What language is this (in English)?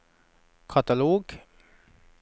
Norwegian